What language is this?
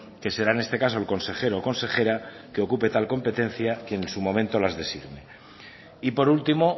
Spanish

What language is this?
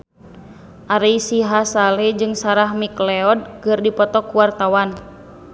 Sundanese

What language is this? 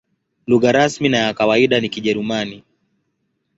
Swahili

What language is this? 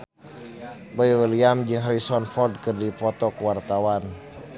Sundanese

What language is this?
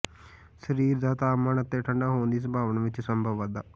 Punjabi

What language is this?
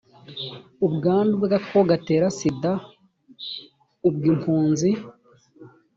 Kinyarwanda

